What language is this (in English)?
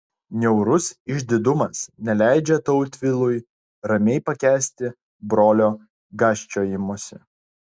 Lithuanian